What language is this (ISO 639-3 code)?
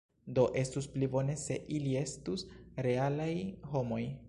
epo